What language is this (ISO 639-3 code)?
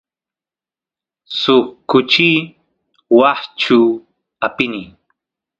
qus